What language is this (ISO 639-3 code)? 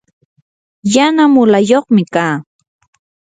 qur